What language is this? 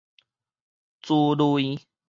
Min Nan Chinese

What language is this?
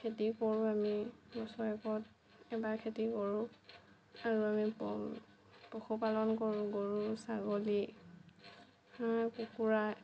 Assamese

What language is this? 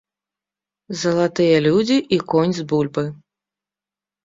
Belarusian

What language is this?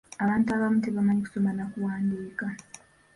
Ganda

